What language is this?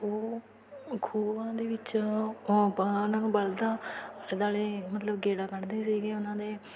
Punjabi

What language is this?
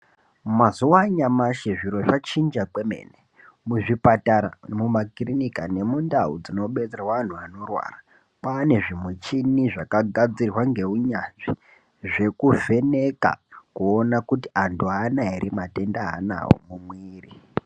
Ndau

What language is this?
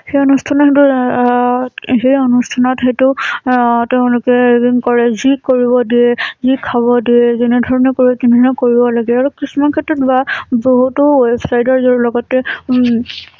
Assamese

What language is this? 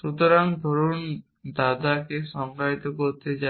Bangla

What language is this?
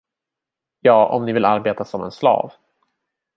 Swedish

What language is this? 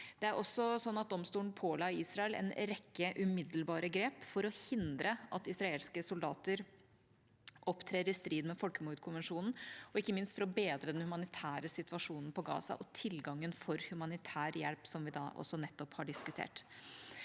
Norwegian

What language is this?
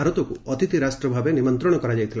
Odia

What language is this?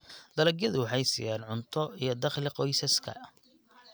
Somali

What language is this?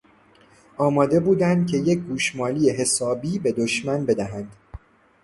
Persian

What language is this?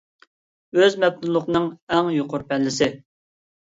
Uyghur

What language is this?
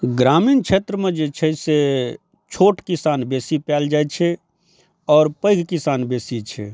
Maithili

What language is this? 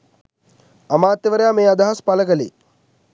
Sinhala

